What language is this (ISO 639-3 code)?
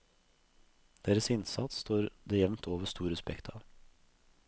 nor